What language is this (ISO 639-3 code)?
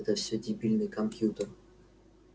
rus